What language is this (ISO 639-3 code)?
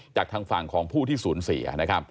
tha